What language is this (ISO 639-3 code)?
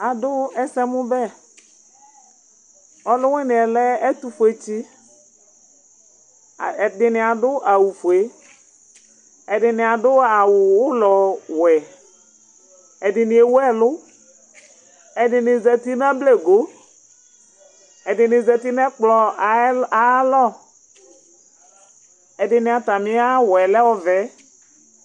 kpo